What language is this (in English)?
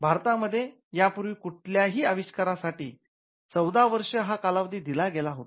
Marathi